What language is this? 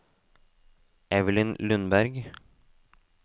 Norwegian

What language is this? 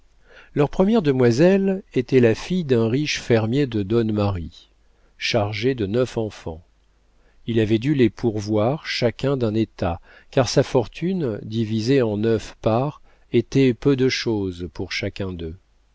French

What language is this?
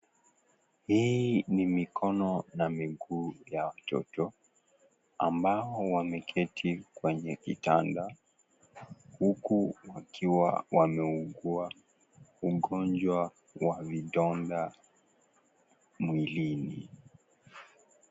Swahili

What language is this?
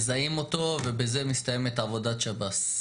Hebrew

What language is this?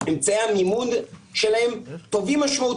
Hebrew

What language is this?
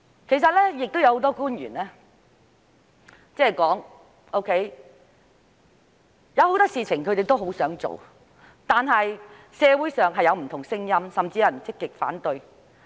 Cantonese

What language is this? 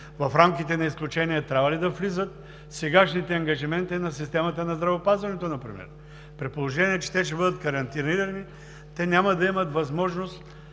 Bulgarian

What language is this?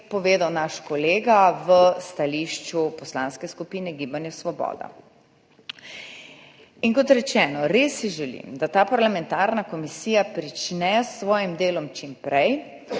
Slovenian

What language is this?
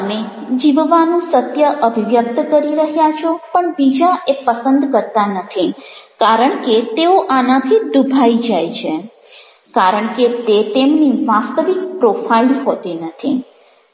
Gujarati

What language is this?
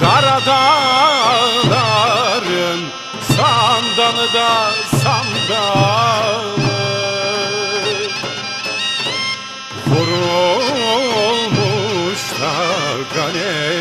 Turkish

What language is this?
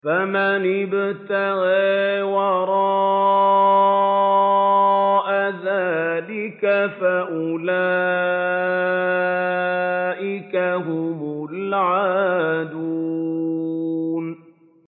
Arabic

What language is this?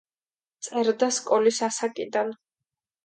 Georgian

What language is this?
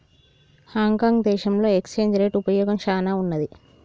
Telugu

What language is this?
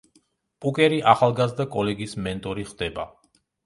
Georgian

